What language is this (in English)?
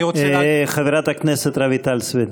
Hebrew